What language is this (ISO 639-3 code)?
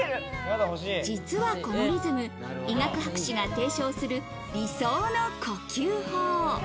jpn